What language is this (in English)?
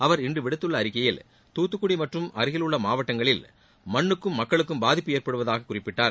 Tamil